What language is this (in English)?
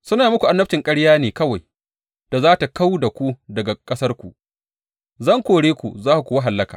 Hausa